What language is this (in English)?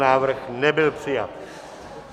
Czech